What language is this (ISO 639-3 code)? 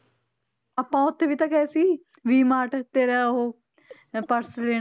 pan